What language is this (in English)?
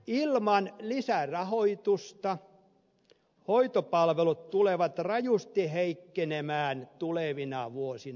Finnish